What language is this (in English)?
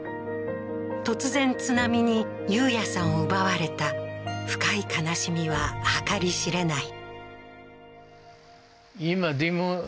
Japanese